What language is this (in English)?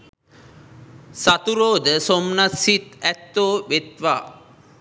Sinhala